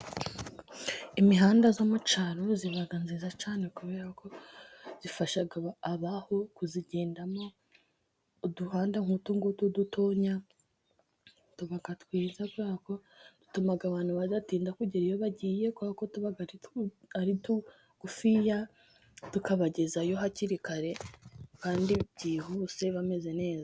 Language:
Kinyarwanda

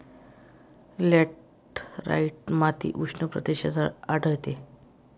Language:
Marathi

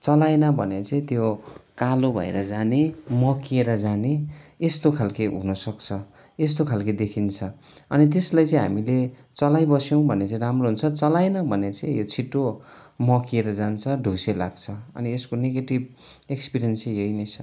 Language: Nepali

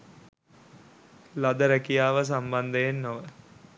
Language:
Sinhala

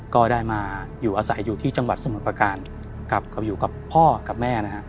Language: Thai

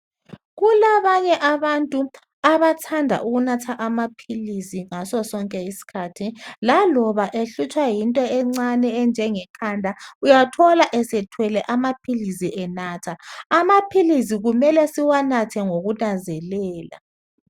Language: North Ndebele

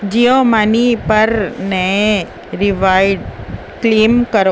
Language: Urdu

